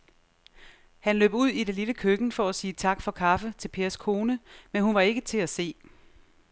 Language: Danish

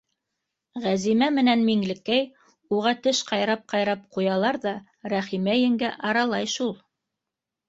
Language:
Bashkir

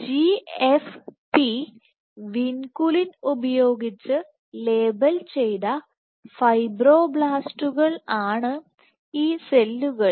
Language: Malayalam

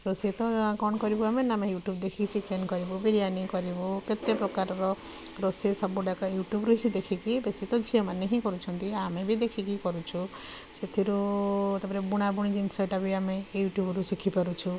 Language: Odia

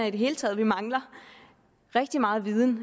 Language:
Danish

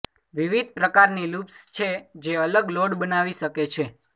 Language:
Gujarati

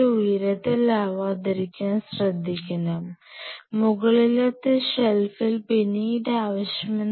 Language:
Malayalam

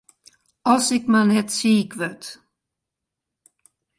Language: Western Frisian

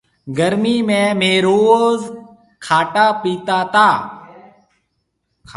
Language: Marwari (Pakistan)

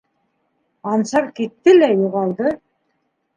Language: Bashkir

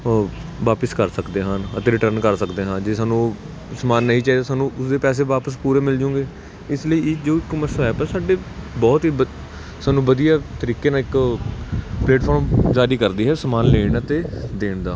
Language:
Punjabi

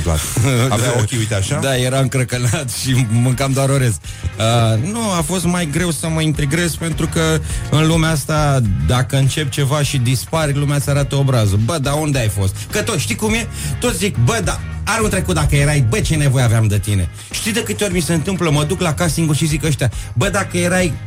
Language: Romanian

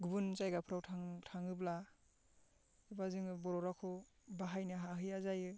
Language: Bodo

